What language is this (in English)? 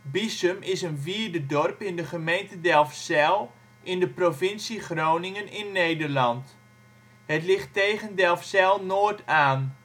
Dutch